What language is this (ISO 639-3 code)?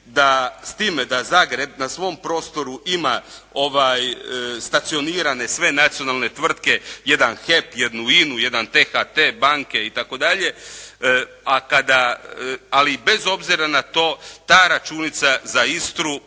hrv